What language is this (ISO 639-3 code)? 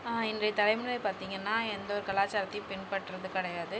tam